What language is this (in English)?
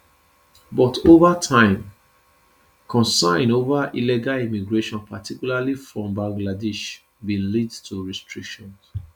Nigerian Pidgin